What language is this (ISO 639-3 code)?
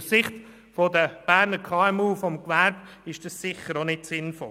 gsw